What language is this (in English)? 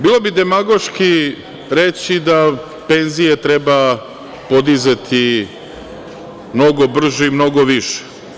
Serbian